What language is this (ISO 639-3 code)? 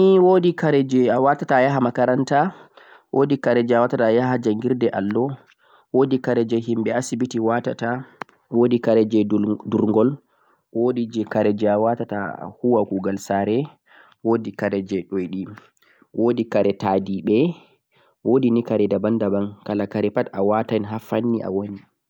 fuq